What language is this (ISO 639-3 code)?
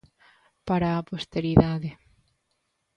glg